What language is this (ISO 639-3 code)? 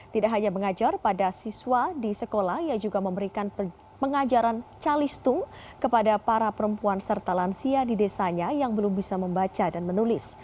ind